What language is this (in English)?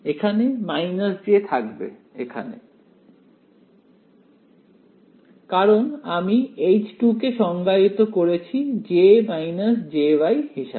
Bangla